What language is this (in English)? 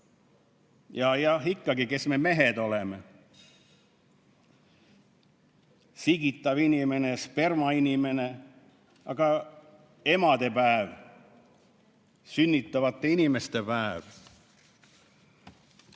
Estonian